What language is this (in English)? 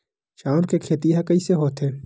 Chhattisgarhi